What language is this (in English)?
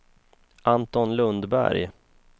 Swedish